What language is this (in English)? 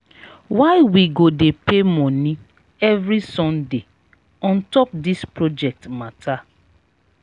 Nigerian Pidgin